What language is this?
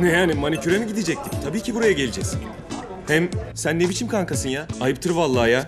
Turkish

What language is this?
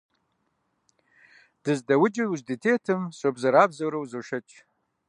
Kabardian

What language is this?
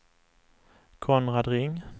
Swedish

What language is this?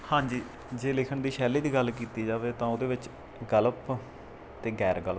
Punjabi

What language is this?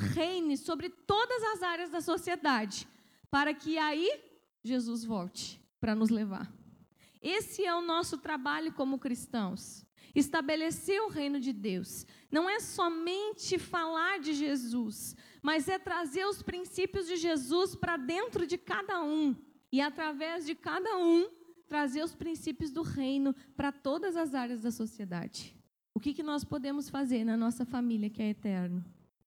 Portuguese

